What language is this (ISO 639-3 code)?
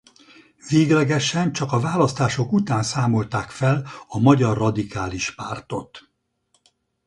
hun